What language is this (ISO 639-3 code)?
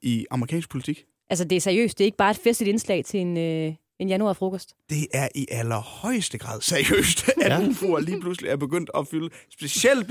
dan